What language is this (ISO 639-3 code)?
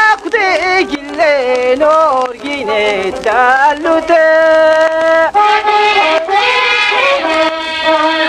ara